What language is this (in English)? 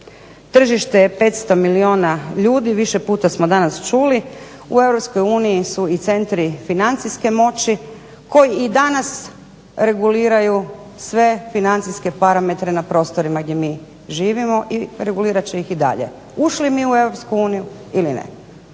Croatian